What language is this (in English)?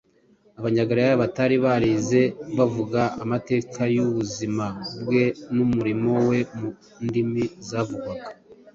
Kinyarwanda